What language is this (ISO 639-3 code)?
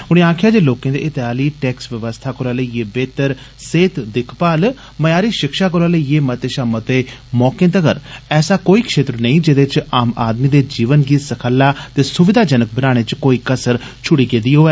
doi